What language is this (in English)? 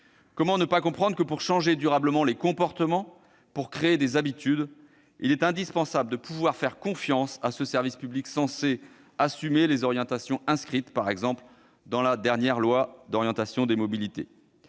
French